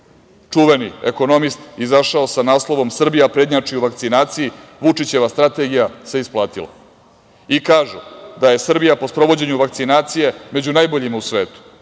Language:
Serbian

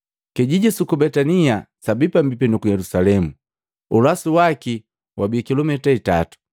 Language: Matengo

